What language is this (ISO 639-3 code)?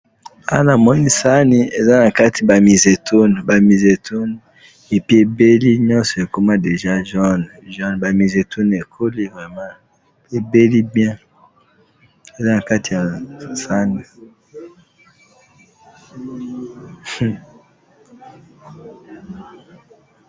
lin